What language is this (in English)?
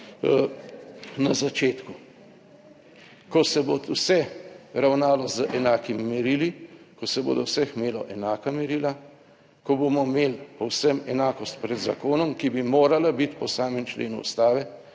Slovenian